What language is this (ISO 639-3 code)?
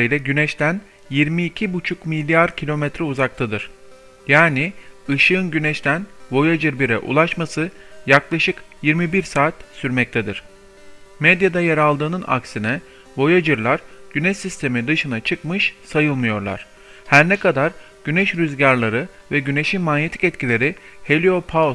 tur